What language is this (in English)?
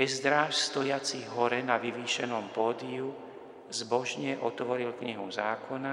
Slovak